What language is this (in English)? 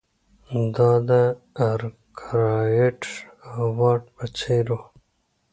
Pashto